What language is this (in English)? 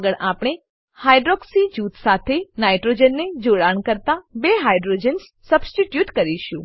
Gujarati